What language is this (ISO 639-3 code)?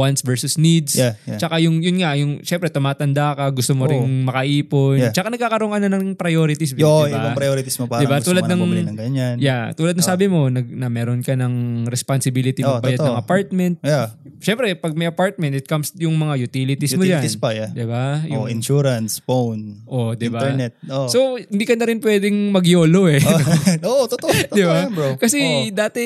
fil